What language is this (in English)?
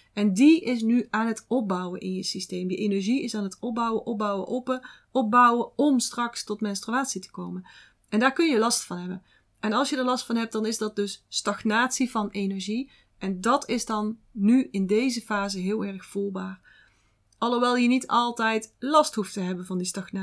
Dutch